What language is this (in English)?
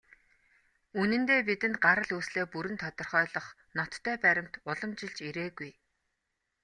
Mongolian